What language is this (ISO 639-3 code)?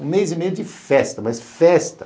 por